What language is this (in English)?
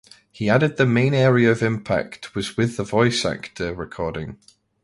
English